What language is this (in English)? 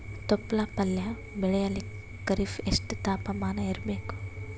Kannada